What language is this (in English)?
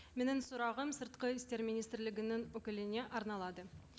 Kazakh